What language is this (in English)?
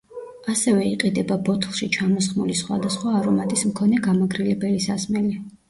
Georgian